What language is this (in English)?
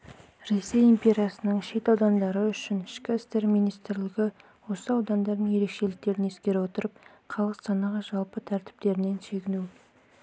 Kazakh